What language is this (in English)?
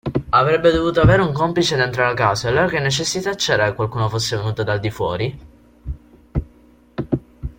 Italian